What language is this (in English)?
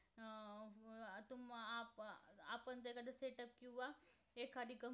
Marathi